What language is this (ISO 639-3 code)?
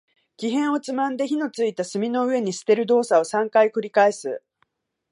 jpn